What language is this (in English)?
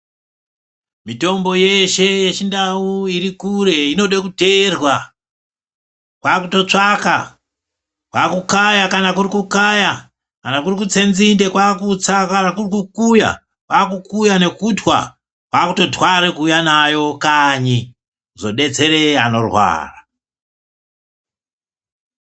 Ndau